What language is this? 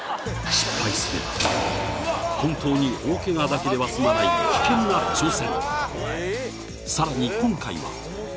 Japanese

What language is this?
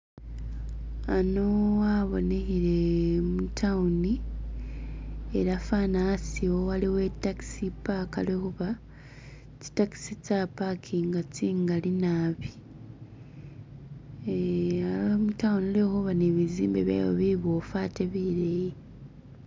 Masaaba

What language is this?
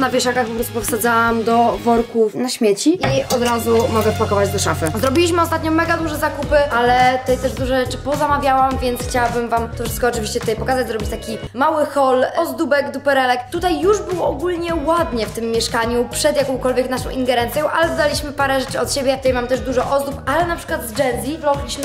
Polish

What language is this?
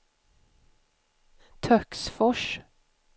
Swedish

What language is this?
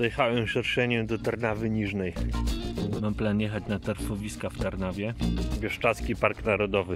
Polish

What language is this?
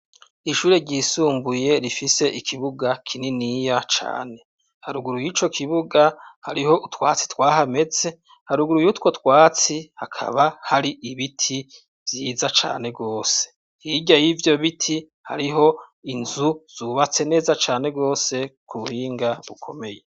Rundi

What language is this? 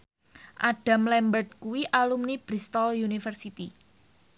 Javanese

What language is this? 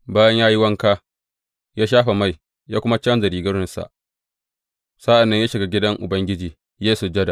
Hausa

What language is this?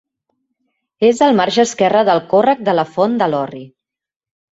Catalan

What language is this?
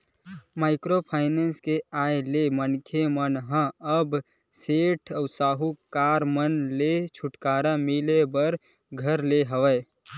Chhattisgarhi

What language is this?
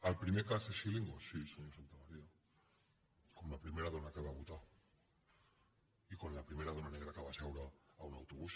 Catalan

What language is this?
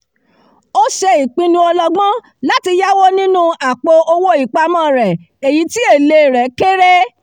Yoruba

